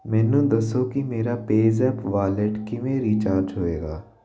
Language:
Punjabi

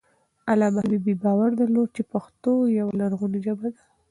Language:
Pashto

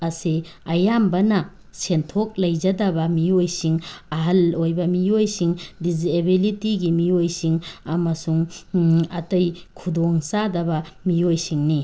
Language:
Manipuri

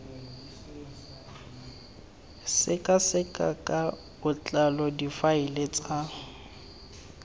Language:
Tswana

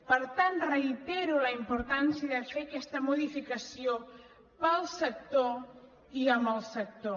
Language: Catalan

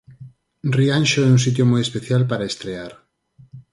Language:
Galician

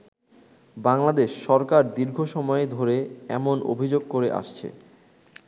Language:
Bangla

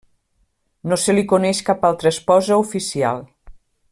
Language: Catalan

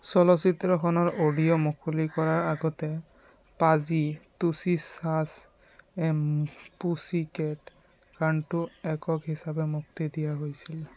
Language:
Assamese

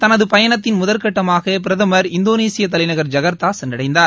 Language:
Tamil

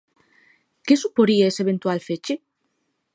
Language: Galician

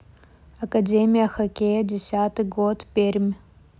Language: Russian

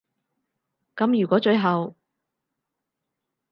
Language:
Cantonese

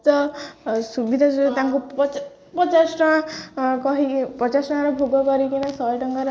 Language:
Odia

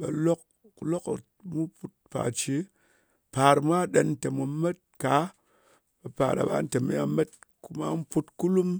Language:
Ngas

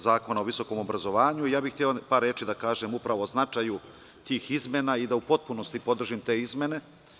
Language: Serbian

